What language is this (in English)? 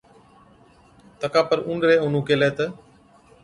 Od